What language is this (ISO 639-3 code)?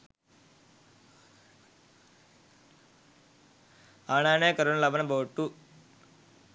sin